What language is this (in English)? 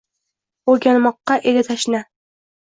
Uzbek